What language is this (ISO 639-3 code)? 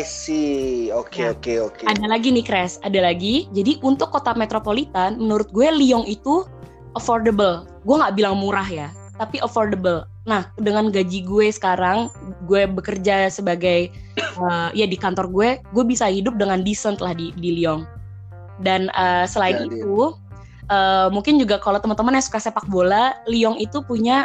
ind